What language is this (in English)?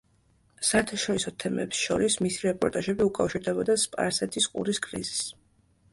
Georgian